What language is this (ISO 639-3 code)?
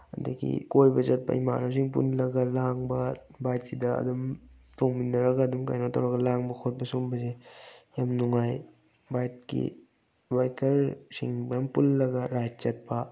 mni